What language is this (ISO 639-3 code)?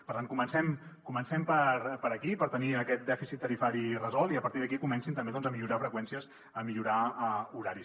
cat